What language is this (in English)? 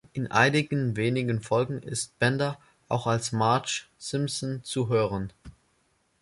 German